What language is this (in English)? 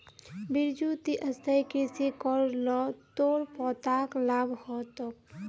Magahi